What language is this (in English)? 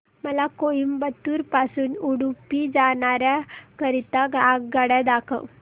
Marathi